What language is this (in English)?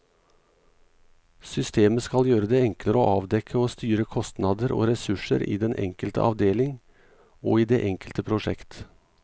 Norwegian